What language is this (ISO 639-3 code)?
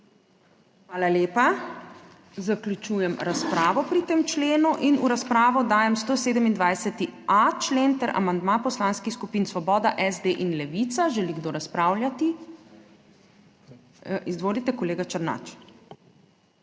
slv